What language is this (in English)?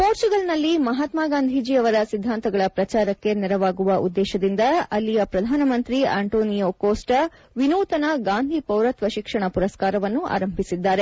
Kannada